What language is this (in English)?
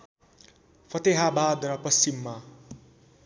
Nepali